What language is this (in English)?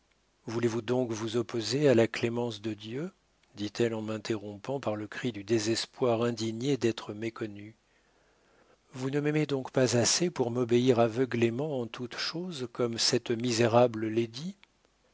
French